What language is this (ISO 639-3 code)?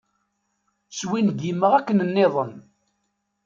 kab